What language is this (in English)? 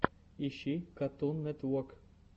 Russian